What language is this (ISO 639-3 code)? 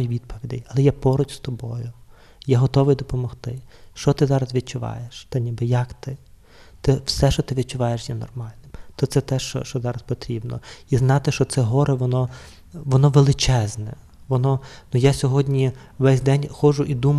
ukr